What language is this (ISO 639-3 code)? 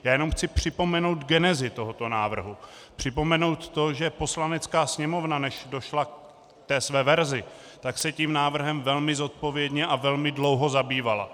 ces